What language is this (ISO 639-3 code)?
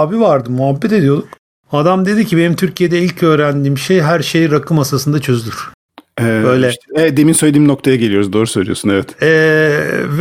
tur